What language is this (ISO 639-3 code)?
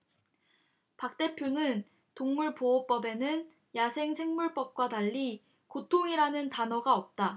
kor